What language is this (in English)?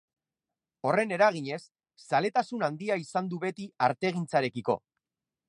Basque